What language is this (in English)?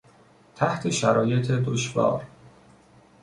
Persian